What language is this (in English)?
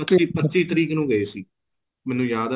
Punjabi